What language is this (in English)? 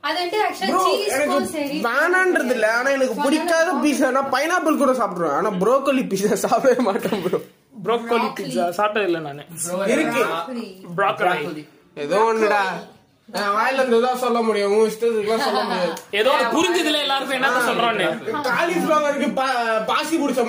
Tamil